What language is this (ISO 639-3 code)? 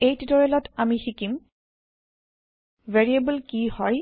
asm